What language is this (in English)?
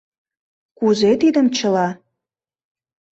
Mari